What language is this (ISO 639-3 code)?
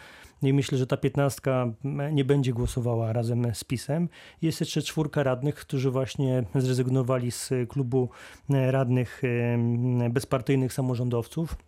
pol